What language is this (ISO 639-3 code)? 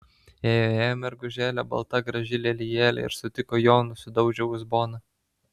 lit